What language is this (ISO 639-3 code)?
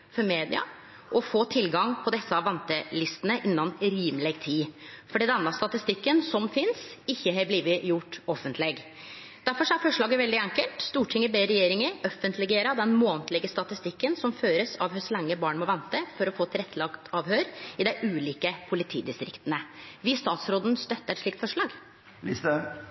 nno